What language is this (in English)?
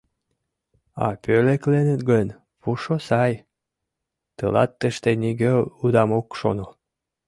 Mari